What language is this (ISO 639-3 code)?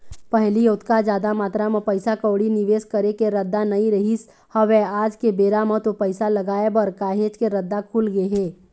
hne